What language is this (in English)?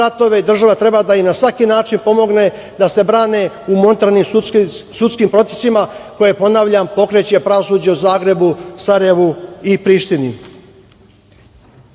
Serbian